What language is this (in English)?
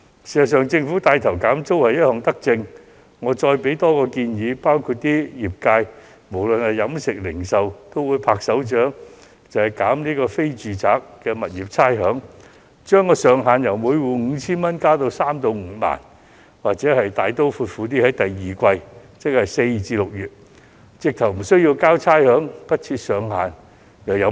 Cantonese